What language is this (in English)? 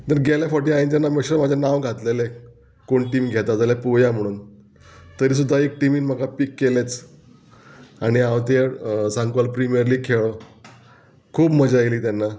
Konkani